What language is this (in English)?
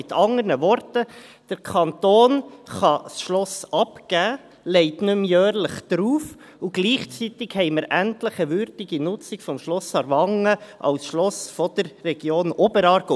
Swiss German